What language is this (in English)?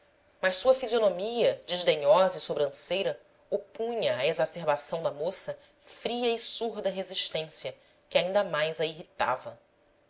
Portuguese